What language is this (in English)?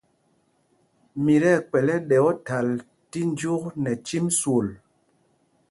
Mpumpong